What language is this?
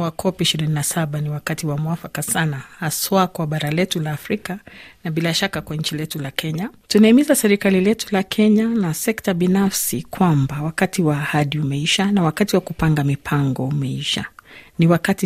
Swahili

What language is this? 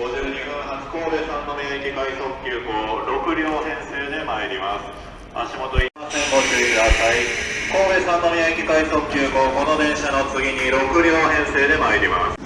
Japanese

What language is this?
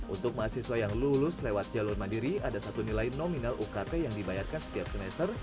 Indonesian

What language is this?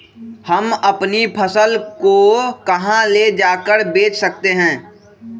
Magahi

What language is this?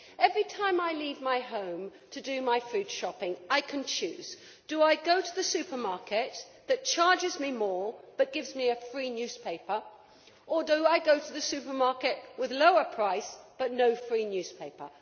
English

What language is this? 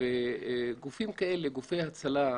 Hebrew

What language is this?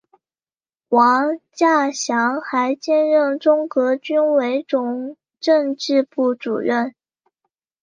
Chinese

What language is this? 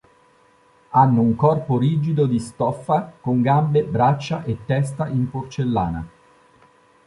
Italian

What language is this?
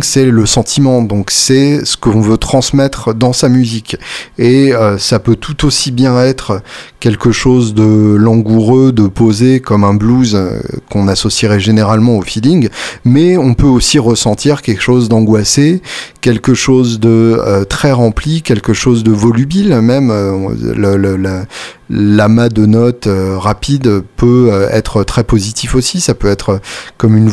French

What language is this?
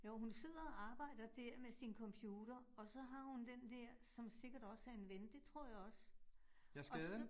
Danish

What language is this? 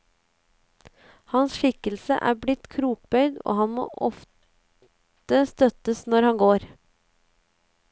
Norwegian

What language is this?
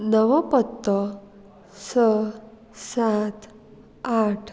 Konkani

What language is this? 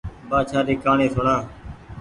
Goaria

